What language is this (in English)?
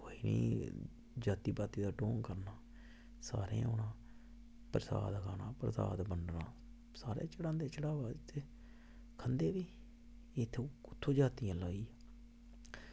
Dogri